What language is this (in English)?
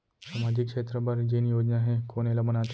Chhattisgarhi